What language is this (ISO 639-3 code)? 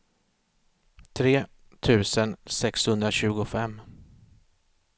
swe